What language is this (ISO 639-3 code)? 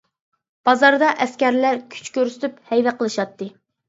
uig